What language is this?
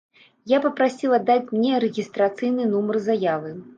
Belarusian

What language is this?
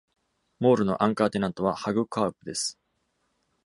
Japanese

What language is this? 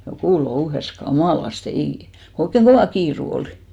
Finnish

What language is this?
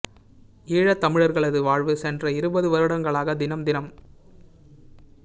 Tamil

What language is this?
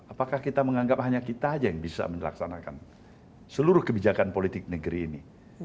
Indonesian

